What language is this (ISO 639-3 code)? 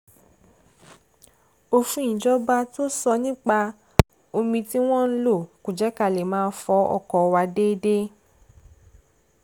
yor